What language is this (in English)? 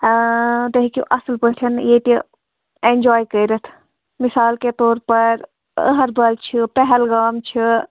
Kashmiri